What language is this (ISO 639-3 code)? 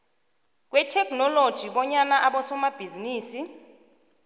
nbl